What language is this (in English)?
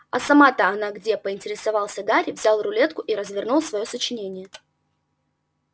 Russian